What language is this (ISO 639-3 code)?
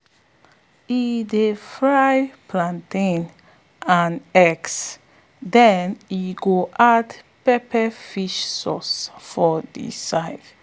pcm